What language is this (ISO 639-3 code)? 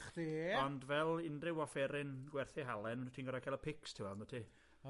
cym